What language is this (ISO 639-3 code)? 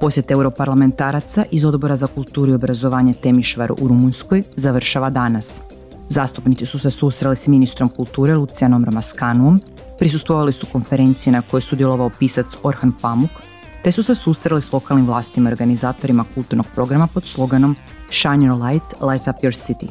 hrv